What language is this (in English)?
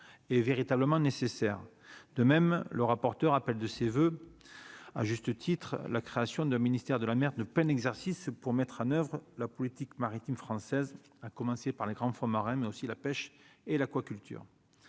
French